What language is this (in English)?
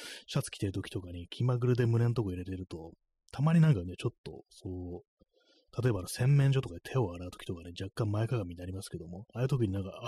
Japanese